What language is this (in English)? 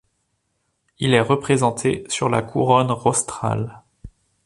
French